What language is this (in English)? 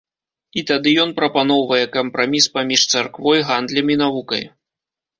Belarusian